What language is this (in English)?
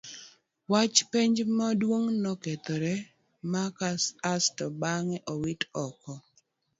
Luo (Kenya and Tanzania)